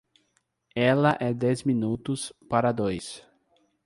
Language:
Portuguese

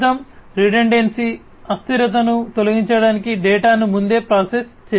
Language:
Telugu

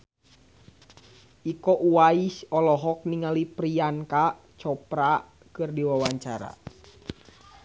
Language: Sundanese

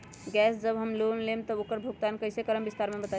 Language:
Magahi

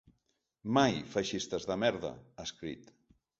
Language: Catalan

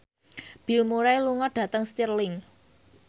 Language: Javanese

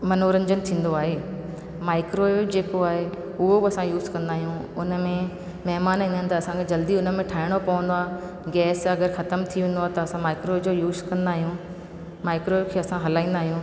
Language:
Sindhi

